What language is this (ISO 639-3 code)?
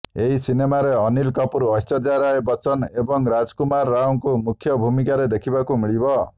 ori